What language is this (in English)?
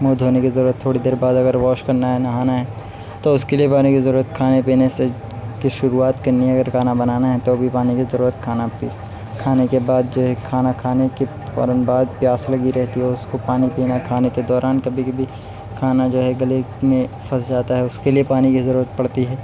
Urdu